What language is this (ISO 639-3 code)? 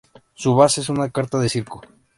spa